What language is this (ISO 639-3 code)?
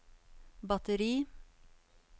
nor